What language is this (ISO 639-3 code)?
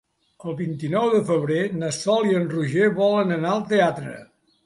cat